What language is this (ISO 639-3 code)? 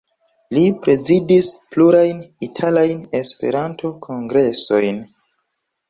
epo